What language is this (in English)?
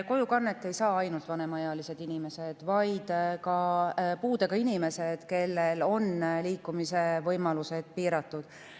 Estonian